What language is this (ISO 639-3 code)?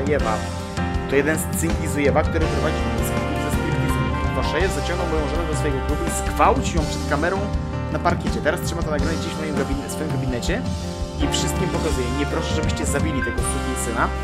pol